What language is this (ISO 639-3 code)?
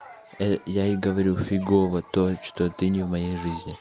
rus